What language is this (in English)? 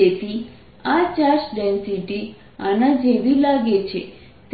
Gujarati